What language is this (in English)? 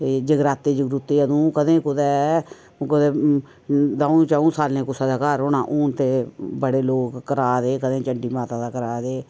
Dogri